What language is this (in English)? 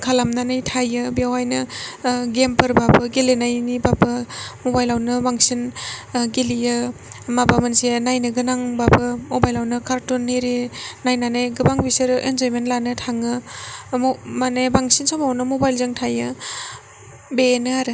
Bodo